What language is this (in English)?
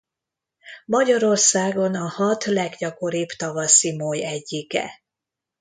Hungarian